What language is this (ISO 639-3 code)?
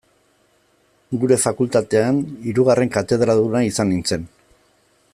eus